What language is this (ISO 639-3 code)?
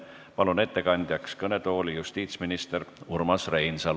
est